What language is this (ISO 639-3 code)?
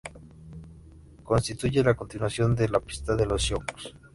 spa